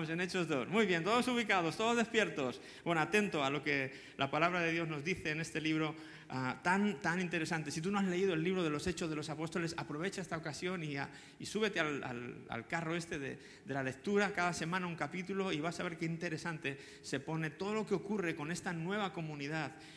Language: Spanish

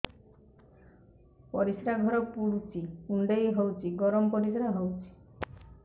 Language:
Odia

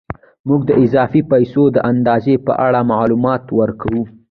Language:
Pashto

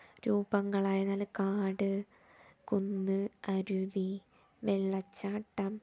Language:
Malayalam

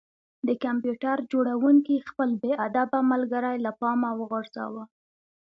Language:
Pashto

